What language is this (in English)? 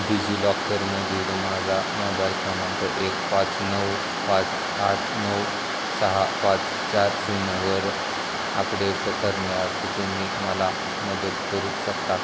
Marathi